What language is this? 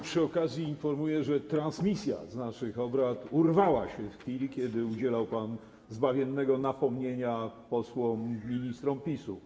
Polish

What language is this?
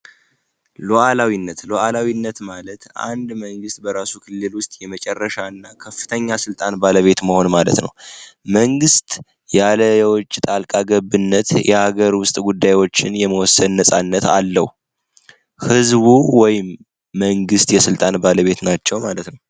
Amharic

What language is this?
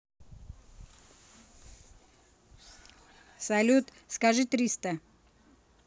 Russian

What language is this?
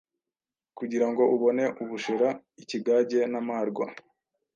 Kinyarwanda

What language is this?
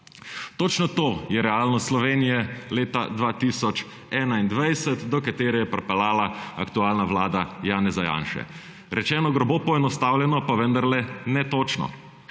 Slovenian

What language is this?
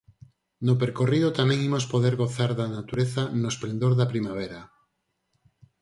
Galician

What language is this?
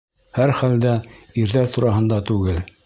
Bashkir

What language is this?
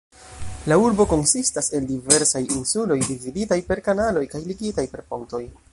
Esperanto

